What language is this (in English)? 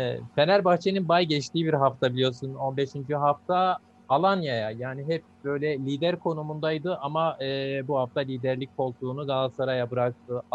Turkish